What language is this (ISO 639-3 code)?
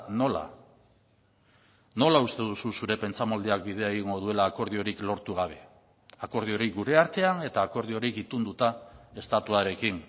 eus